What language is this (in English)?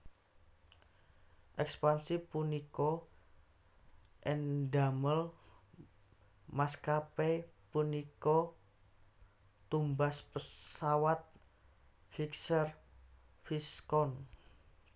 Javanese